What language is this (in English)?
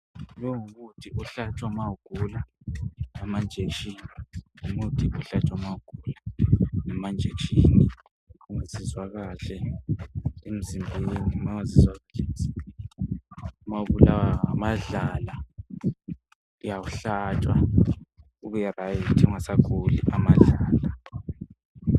North Ndebele